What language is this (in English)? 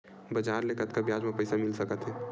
Chhattisgarhi